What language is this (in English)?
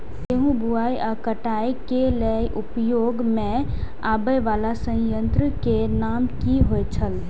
Maithili